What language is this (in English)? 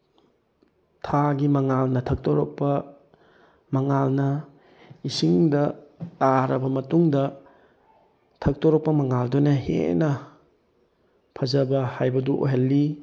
Manipuri